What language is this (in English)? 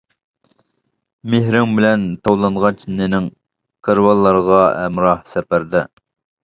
Uyghur